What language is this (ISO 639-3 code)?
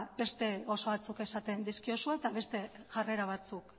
eus